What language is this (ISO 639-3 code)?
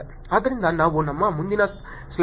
kan